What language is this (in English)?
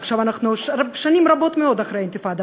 Hebrew